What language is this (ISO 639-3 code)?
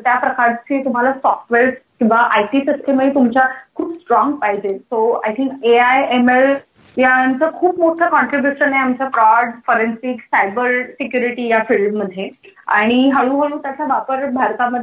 mar